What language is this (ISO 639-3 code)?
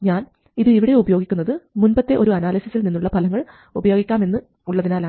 mal